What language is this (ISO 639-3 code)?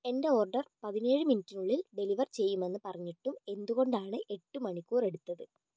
mal